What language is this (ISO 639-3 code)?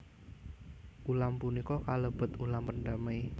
jav